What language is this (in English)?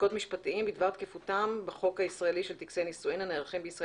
Hebrew